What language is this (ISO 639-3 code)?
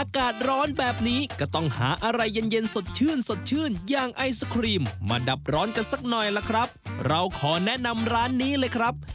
tha